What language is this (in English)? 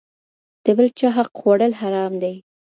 Pashto